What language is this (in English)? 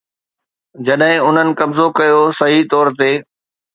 Sindhi